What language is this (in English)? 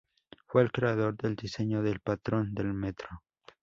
Spanish